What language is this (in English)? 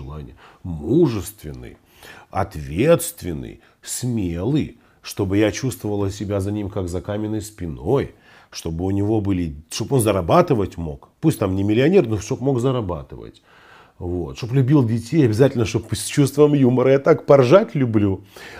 Russian